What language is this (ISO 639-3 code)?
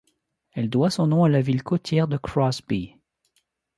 fra